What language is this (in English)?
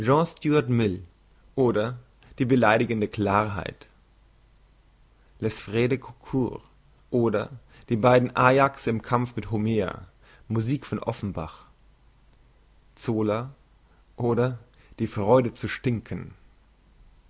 German